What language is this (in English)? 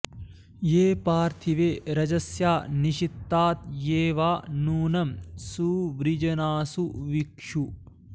Sanskrit